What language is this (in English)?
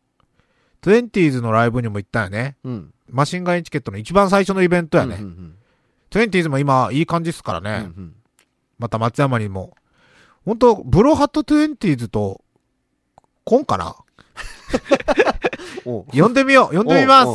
Japanese